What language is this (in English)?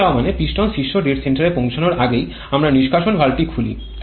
Bangla